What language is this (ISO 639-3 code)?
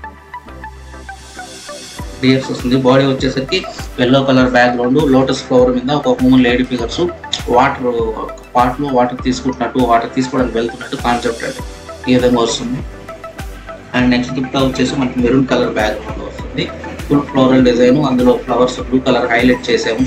tel